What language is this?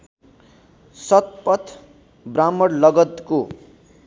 Nepali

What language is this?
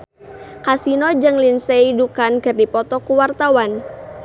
Sundanese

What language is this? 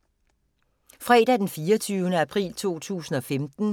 Danish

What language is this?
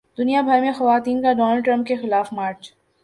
Urdu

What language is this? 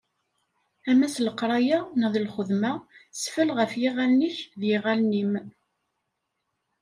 Kabyle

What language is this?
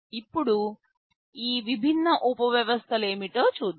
Telugu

